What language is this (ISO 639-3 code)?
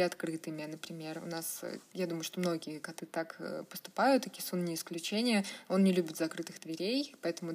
rus